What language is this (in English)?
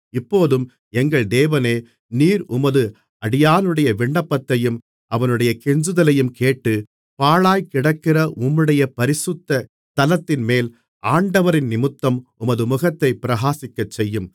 Tamil